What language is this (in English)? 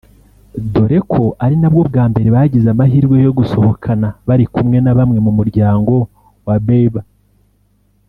Kinyarwanda